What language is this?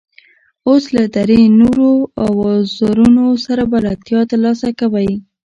Pashto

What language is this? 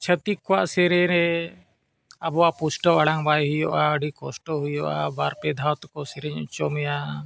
Santali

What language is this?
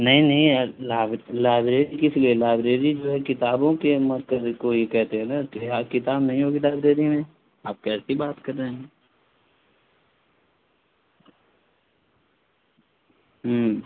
Urdu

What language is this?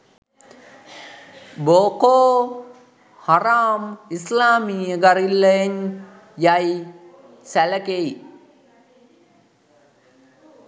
Sinhala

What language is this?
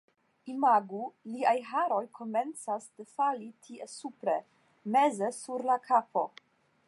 Esperanto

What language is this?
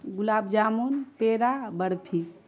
Urdu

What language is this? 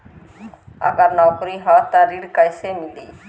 Bhojpuri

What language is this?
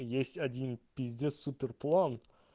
Russian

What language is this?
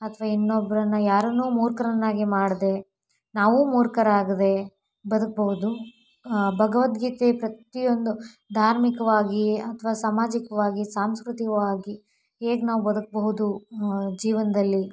Kannada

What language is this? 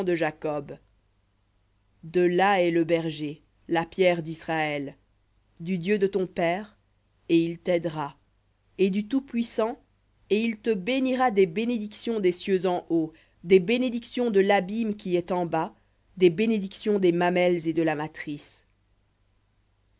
French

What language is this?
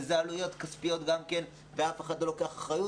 Hebrew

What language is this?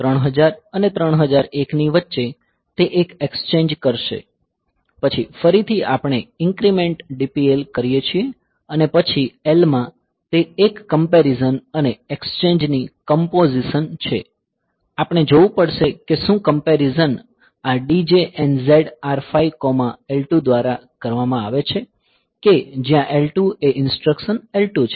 Gujarati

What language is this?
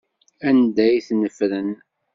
Kabyle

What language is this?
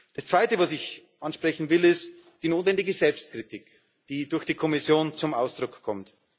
German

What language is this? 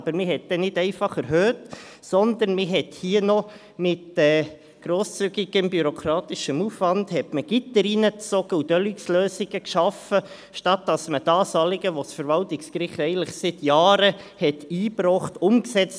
Swiss German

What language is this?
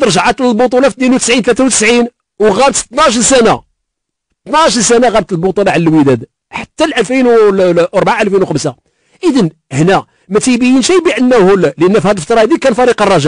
Arabic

